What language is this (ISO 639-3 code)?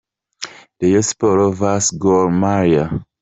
kin